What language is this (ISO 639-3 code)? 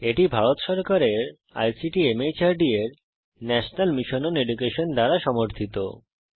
ben